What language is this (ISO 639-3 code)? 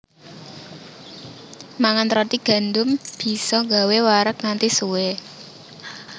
jav